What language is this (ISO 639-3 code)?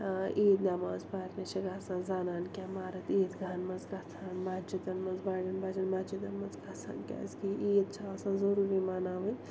kas